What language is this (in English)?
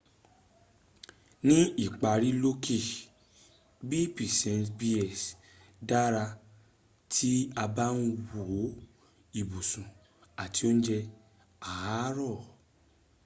Yoruba